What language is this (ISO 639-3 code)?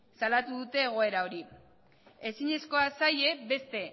eus